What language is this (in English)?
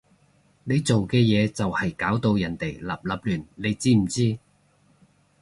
Cantonese